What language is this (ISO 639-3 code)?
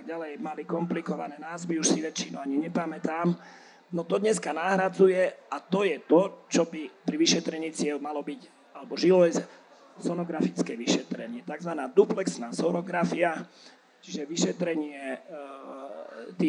slk